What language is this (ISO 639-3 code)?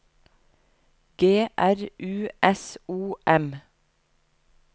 nor